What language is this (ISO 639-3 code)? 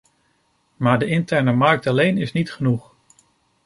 nld